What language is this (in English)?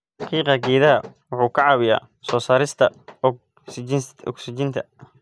Somali